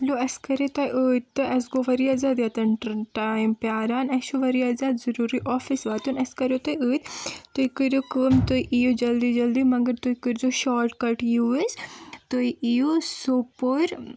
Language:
Kashmiri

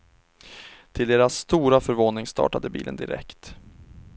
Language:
Swedish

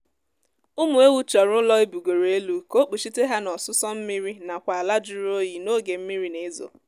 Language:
Igbo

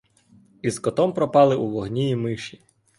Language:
Ukrainian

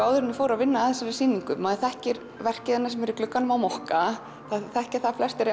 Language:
Icelandic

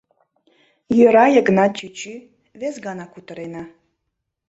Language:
Mari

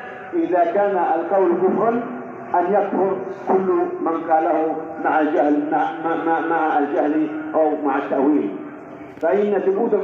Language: Arabic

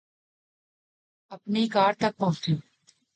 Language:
Urdu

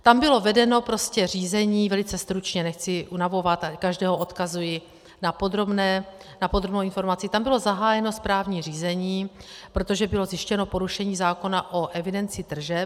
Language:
Czech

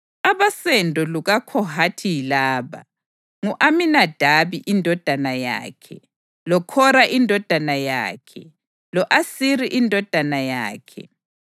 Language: North Ndebele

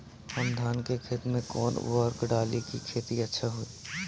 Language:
Bhojpuri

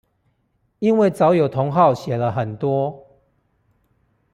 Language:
Chinese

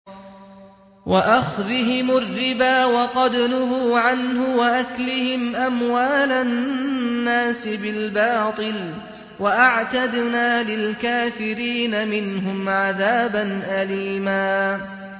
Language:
Arabic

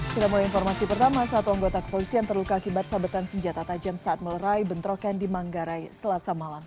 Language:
Indonesian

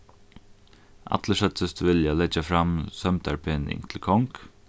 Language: Faroese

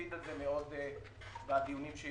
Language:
Hebrew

